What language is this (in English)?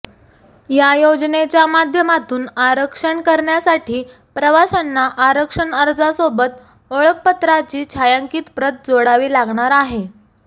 Marathi